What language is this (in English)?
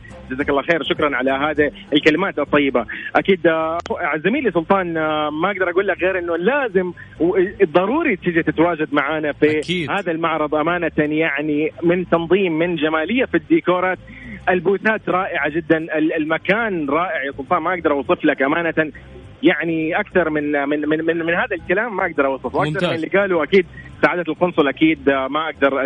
Arabic